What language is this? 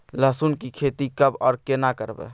Maithili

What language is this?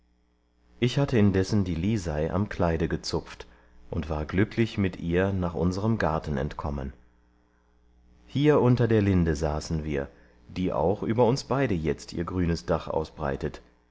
German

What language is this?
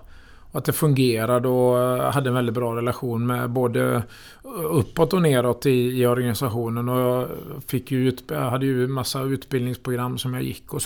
Swedish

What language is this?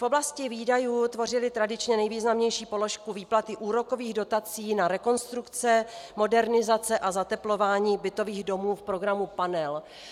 Czech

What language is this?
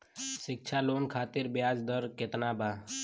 Bhojpuri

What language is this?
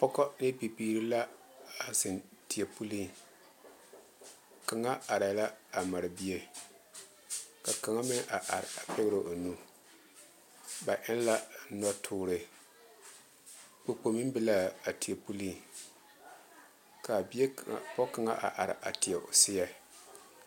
Southern Dagaare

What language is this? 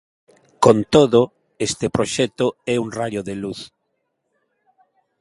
Galician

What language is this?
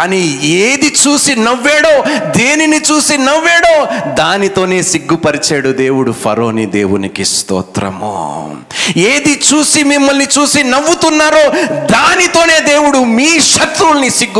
Telugu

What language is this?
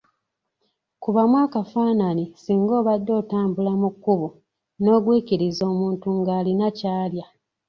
Ganda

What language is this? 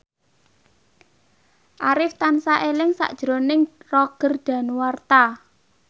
Javanese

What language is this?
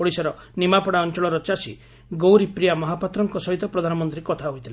Odia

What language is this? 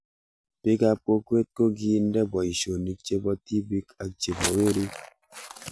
Kalenjin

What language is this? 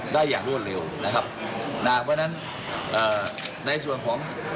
Thai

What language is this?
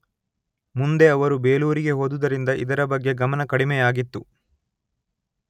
Kannada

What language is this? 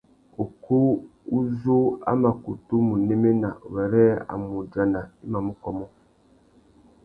Tuki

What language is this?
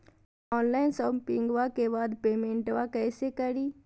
Magahi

